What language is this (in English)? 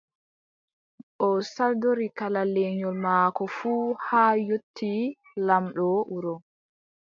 Adamawa Fulfulde